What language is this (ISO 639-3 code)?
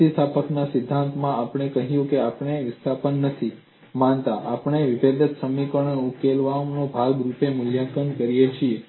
guj